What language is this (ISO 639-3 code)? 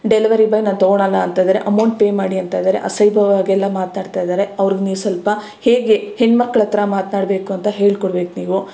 kan